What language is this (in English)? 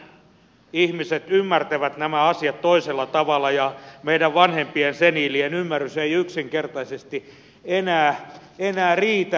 Finnish